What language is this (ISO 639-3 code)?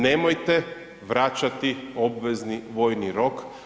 hrv